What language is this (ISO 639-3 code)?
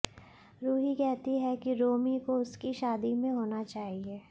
hin